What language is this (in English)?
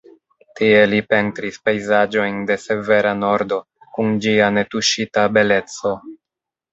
Esperanto